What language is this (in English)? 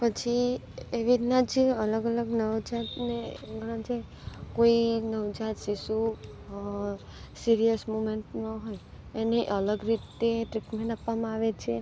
Gujarati